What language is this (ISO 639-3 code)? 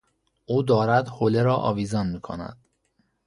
fas